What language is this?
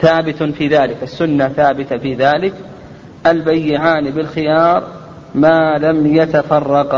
Arabic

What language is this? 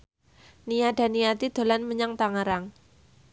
Javanese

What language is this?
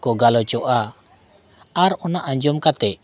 Santali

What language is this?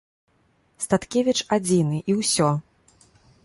Belarusian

